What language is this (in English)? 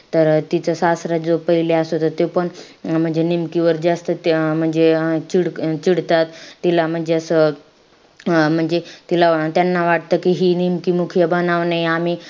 Marathi